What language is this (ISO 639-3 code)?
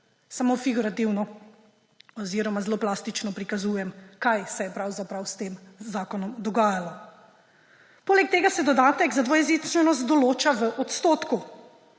slv